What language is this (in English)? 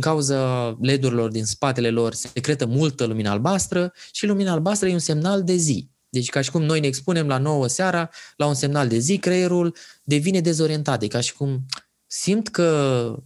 Romanian